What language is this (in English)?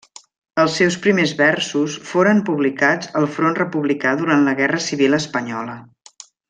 Catalan